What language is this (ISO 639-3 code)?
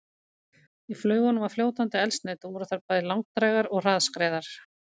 isl